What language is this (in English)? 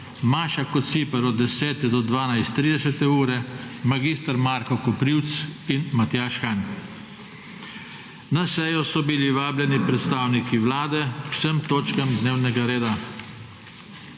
Slovenian